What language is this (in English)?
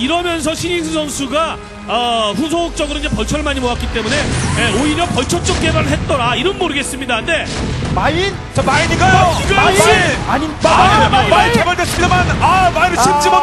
Korean